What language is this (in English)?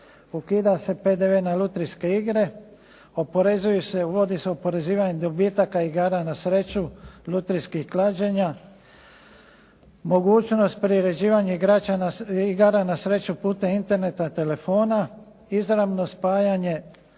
Croatian